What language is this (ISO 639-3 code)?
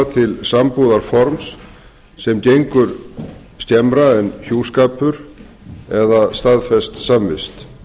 isl